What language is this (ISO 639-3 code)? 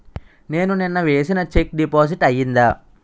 tel